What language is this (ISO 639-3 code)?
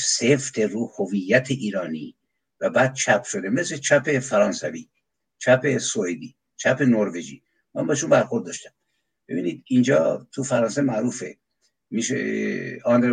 fas